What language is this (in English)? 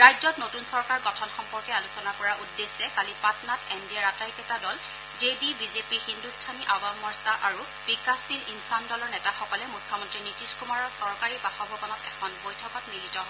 Assamese